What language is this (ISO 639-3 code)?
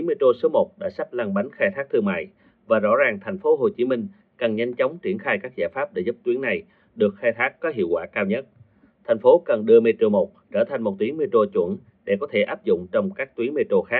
vie